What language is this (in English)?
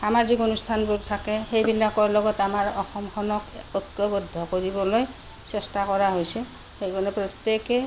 Assamese